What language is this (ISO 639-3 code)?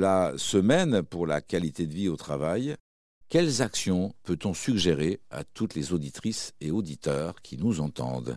fra